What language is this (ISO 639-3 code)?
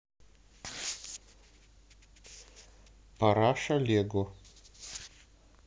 rus